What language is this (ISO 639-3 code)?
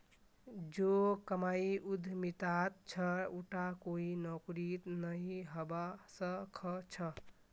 mag